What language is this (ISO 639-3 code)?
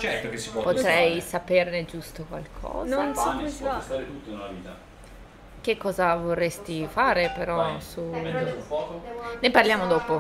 ita